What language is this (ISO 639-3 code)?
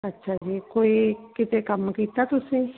pan